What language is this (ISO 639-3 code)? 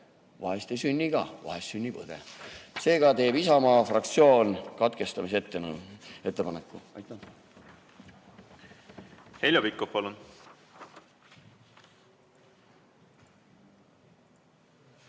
est